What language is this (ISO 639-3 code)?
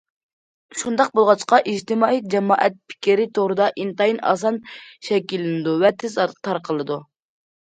uig